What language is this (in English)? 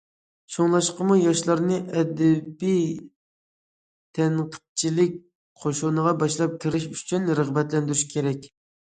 Uyghur